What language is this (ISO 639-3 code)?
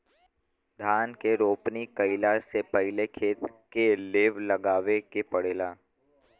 bho